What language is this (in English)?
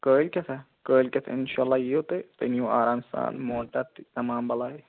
Kashmiri